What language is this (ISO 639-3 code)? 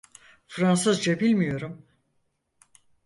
tur